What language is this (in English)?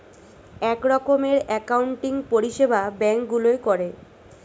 Bangla